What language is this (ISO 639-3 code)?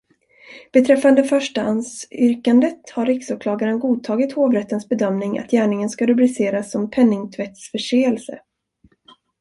swe